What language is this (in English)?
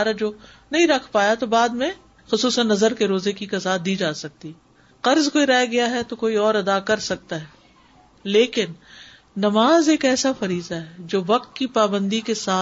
Urdu